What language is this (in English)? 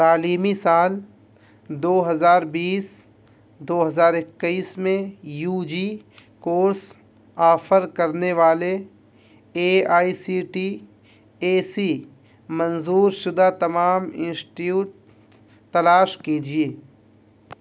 Urdu